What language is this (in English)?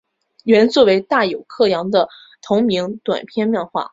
Chinese